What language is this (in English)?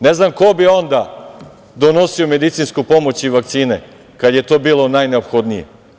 Serbian